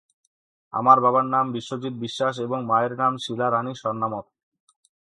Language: Bangla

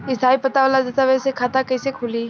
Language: Bhojpuri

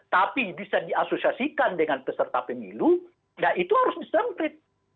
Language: Indonesian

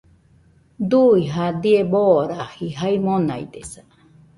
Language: Nüpode Huitoto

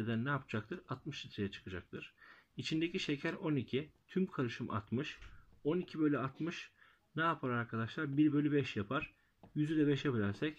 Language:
Turkish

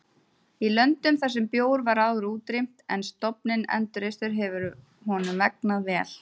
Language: Icelandic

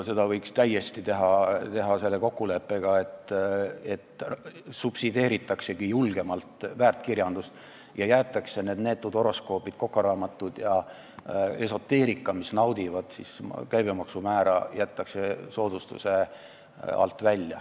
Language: Estonian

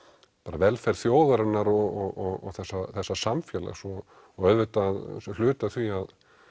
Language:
Icelandic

